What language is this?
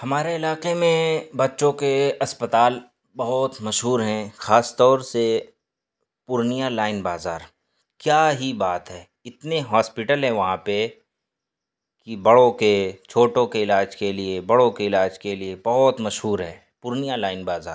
Urdu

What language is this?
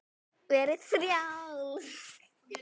Icelandic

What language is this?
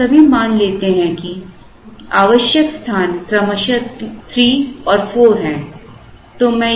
Hindi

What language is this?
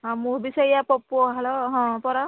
Odia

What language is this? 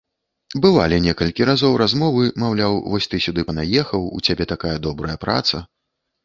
Belarusian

